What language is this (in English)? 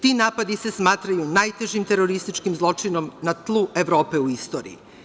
Serbian